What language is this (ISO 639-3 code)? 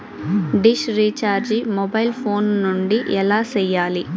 tel